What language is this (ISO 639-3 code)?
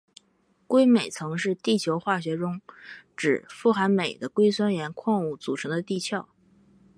zho